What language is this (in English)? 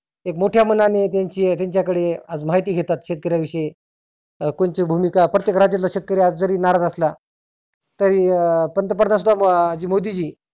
Marathi